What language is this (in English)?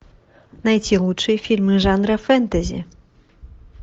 Russian